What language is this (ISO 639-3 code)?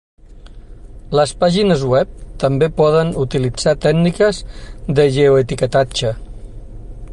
cat